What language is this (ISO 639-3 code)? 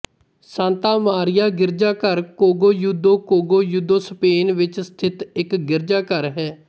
pan